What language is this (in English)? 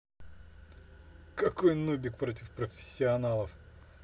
Russian